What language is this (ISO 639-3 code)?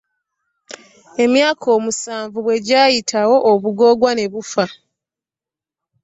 lug